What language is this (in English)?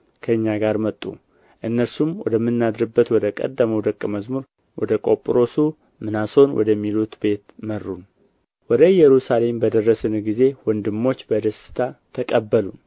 Amharic